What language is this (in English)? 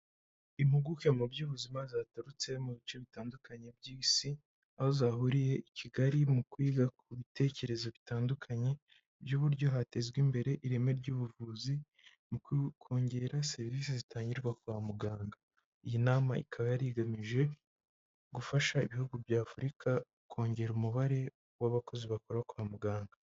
Kinyarwanda